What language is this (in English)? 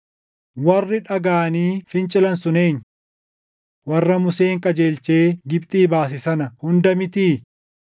Oromo